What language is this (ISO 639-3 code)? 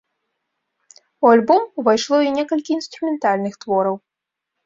bel